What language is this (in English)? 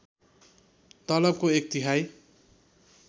Nepali